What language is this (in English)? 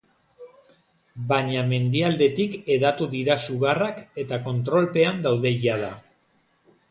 Basque